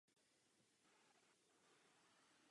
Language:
Czech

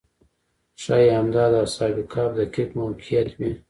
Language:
Pashto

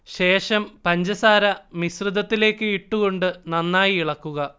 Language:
Malayalam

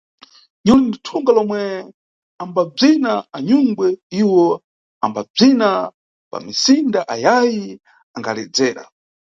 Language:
Nyungwe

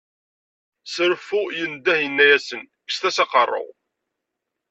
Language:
Kabyle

